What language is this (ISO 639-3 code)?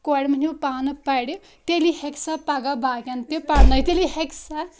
kas